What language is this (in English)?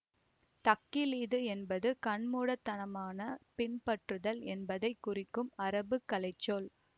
Tamil